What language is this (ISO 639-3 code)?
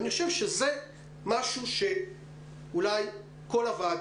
heb